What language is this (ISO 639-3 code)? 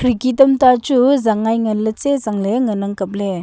nnp